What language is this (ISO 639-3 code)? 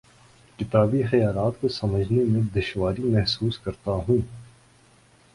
urd